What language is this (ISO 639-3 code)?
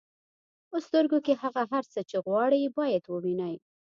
pus